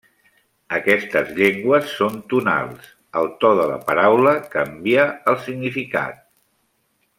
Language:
Catalan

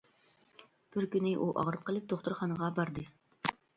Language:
Uyghur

